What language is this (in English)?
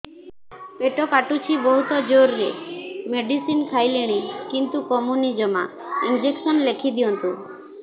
Odia